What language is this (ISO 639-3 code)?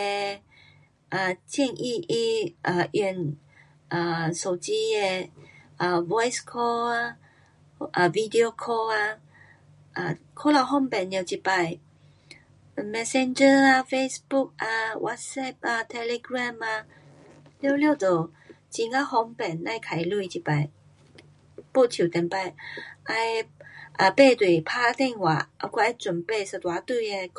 cpx